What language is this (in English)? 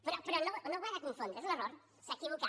Catalan